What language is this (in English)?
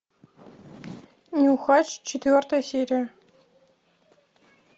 Russian